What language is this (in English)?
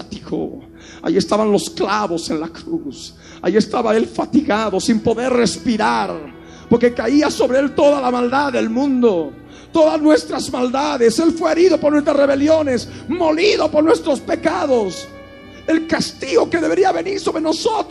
Spanish